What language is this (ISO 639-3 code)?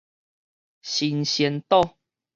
nan